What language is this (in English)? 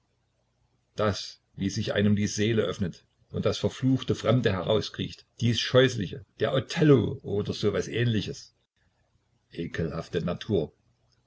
German